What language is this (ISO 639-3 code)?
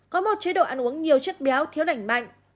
vie